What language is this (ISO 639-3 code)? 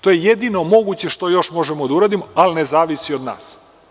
srp